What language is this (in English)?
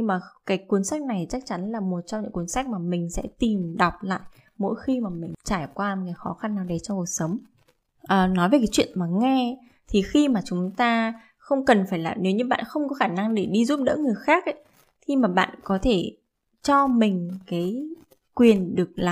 Vietnamese